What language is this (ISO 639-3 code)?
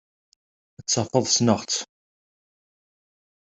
kab